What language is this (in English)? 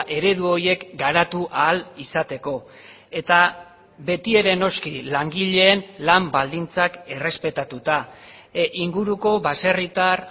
Basque